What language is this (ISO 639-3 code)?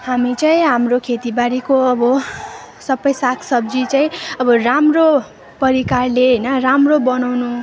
nep